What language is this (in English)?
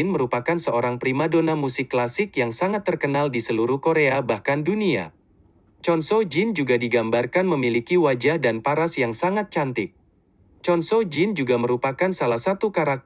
Indonesian